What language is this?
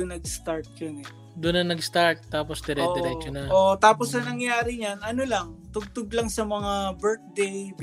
Filipino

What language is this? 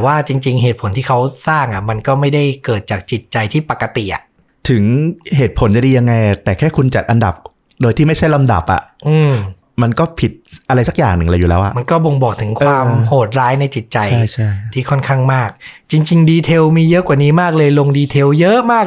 Thai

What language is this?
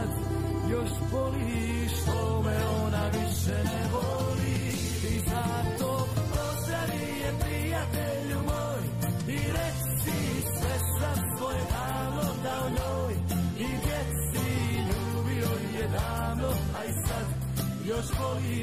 Croatian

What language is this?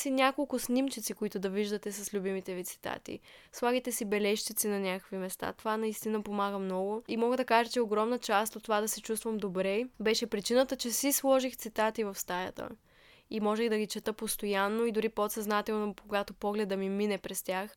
Bulgarian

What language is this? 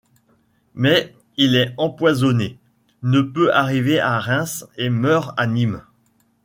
French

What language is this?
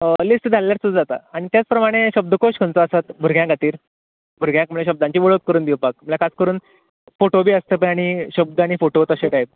Konkani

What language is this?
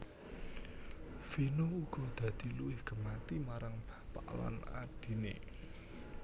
Javanese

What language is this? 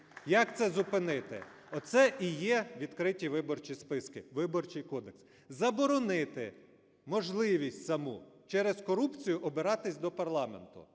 Ukrainian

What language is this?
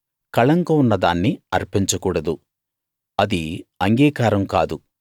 Telugu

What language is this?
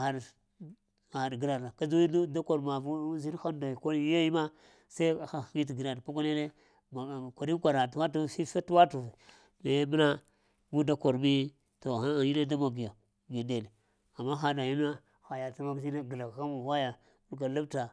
Lamang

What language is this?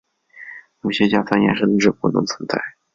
Chinese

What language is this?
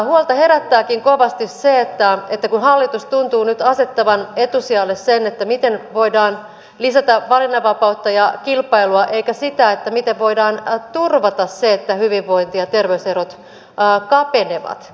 Finnish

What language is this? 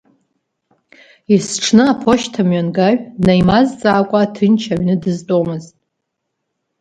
Abkhazian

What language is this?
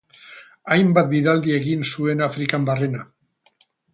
Basque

